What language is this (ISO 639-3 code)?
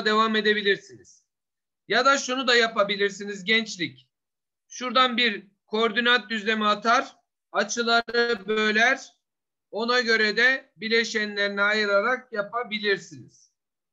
tur